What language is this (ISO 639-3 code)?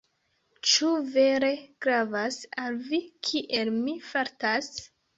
epo